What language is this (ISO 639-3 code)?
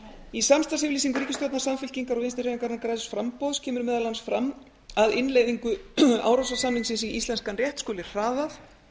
isl